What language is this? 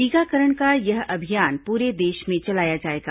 Hindi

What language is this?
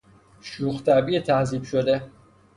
Persian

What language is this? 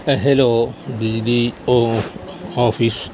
Urdu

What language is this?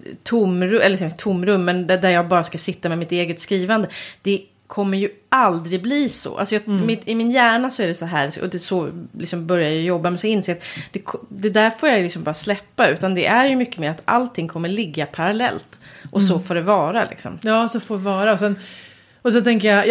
Swedish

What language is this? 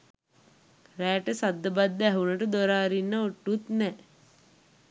Sinhala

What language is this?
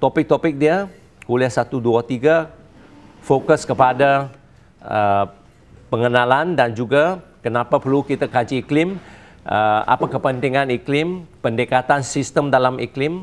Malay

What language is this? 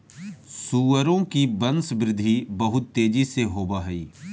Magahi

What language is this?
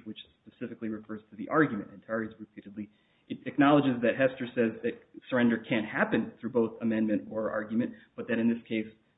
English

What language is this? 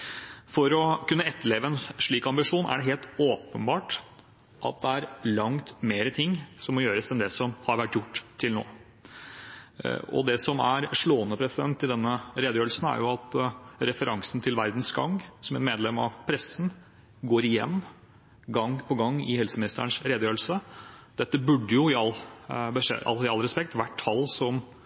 Norwegian Bokmål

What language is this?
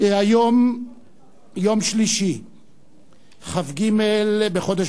Hebrew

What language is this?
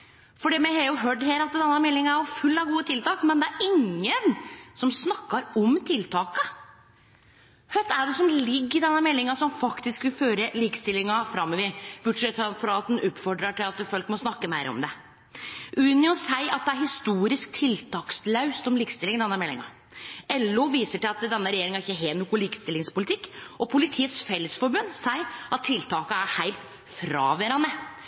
Norwegian Nynorsk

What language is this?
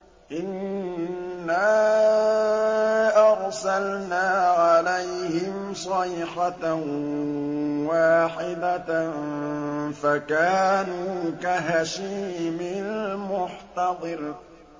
Arabic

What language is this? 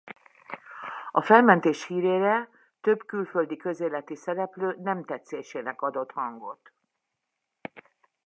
Hungarian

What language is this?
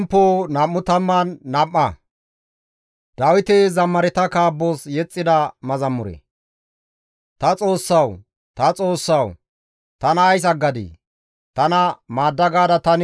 Gamo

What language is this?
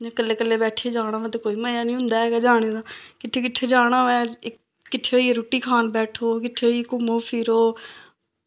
Dogri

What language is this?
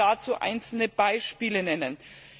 German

